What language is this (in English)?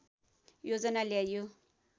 Nepali